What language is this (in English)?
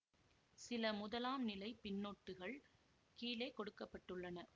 Tamil